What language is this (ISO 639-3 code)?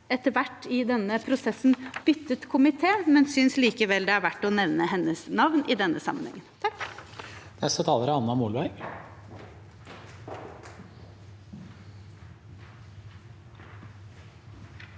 nor